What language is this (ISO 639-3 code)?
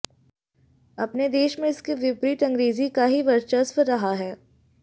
hin